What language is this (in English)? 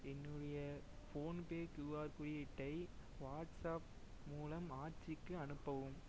Tamil